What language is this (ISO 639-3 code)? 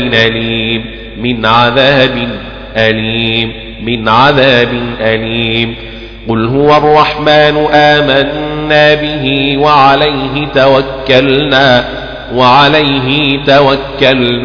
ara